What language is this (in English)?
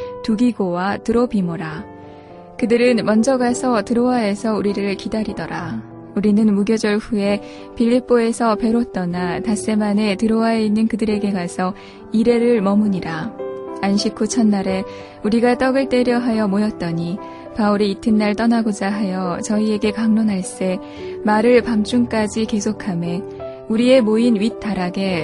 Korean